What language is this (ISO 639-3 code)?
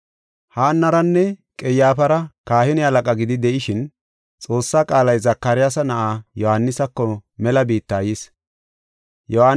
gof